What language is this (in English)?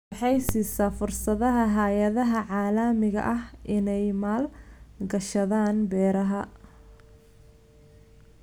Somali